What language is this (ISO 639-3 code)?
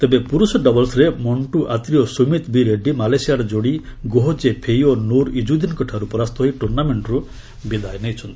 ori